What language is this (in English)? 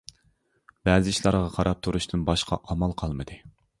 Uyghur